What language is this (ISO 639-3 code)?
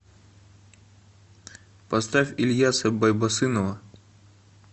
rus